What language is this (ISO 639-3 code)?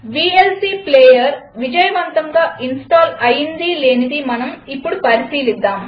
tel